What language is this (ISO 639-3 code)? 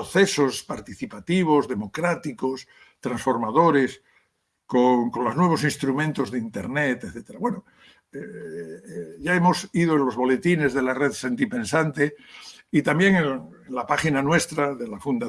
spa